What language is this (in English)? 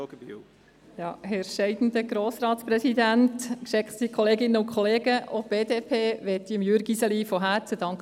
Swiss German